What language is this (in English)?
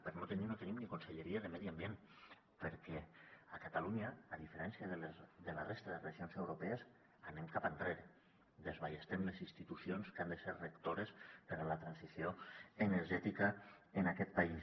Catalan